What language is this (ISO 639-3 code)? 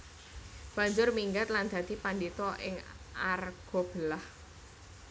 jav